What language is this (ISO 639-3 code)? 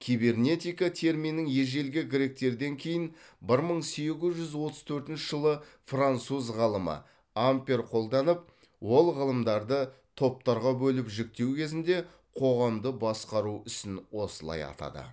kaz